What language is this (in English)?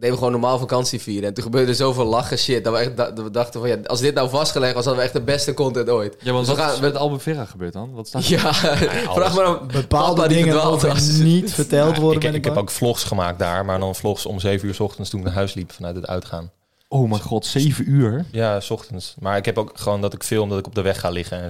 Dutch